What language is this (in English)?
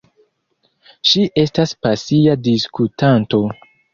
Esperanto